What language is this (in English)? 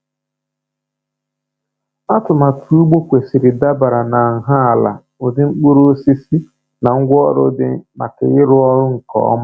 Igbo